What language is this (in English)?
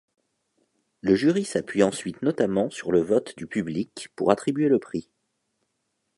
French